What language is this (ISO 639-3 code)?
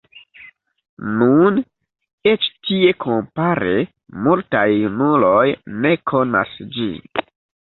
epo